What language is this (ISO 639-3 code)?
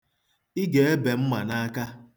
ibo